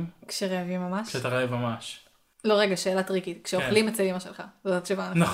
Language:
Hebrew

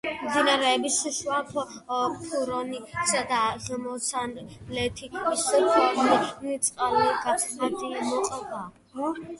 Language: Georgian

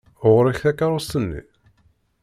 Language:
Kabyle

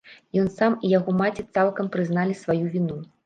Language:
Belarusian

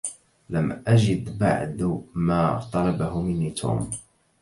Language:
Arabic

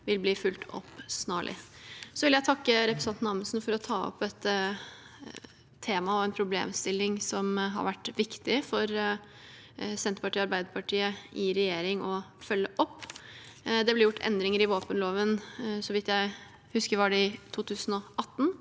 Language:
Norwegian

